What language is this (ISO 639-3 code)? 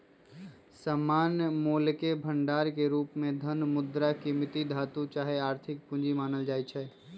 mag